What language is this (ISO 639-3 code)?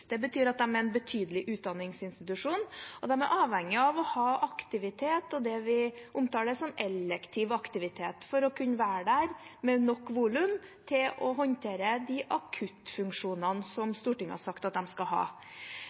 nob